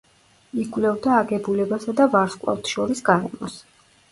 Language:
Georgian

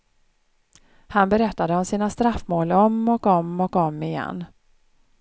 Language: Swedish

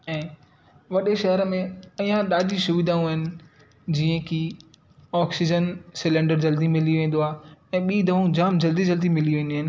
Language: Sindhi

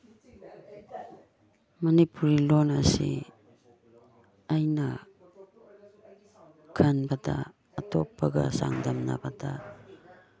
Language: Manipuri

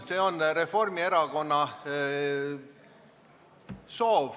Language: Estonian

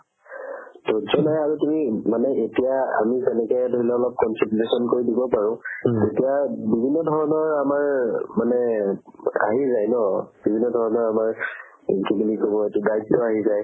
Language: Assamese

